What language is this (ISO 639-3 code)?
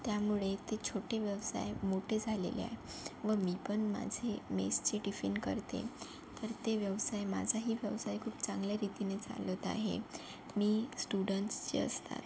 mar